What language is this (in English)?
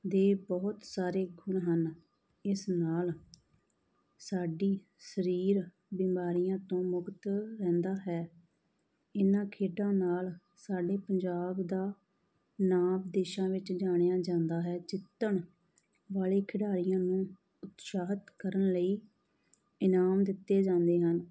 Punjabi